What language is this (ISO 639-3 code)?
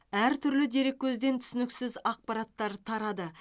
kaz